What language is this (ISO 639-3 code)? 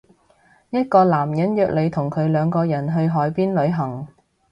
yue